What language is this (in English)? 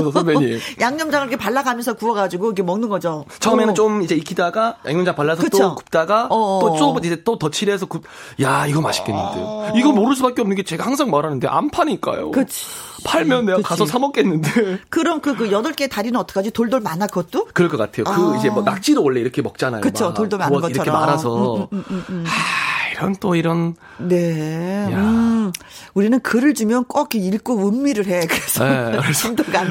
Korean